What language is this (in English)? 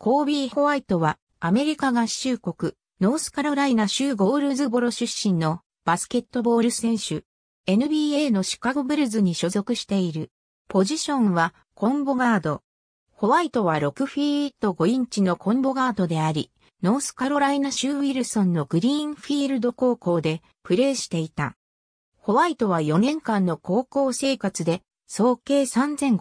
Japanese